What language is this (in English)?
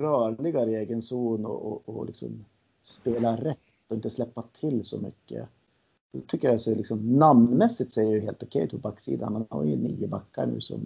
Swedish